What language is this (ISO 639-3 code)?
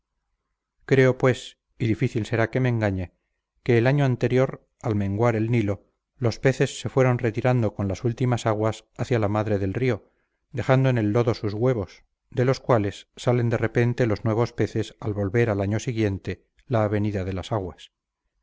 spa